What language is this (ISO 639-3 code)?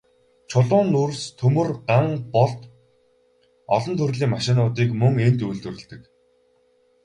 mon